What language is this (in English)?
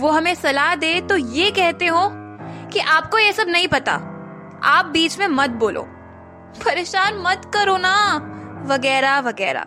Hindi